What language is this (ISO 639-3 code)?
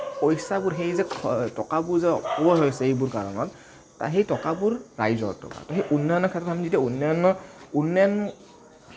asm